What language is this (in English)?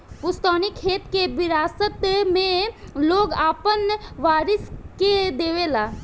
Bhojpuri